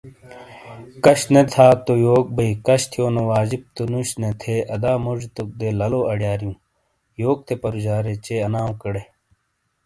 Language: Shina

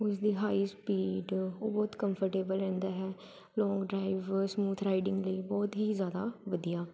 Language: Punjabi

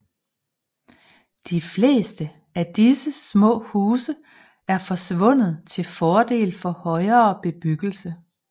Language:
Danish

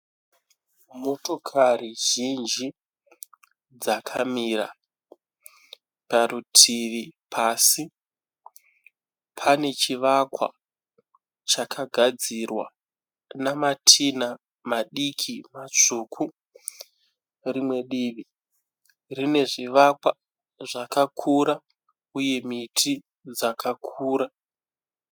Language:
Shona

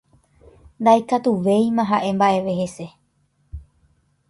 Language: Guarani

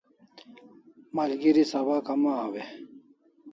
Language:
Kalasha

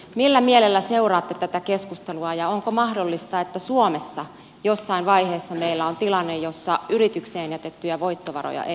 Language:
Finnish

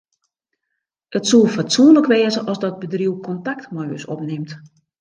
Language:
Western Frisian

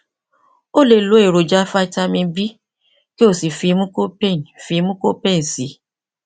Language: Yoruba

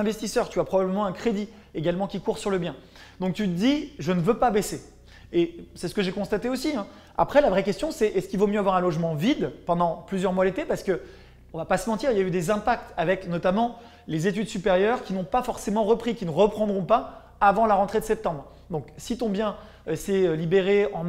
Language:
French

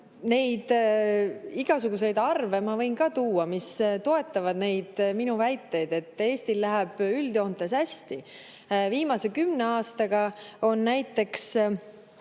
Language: Estonian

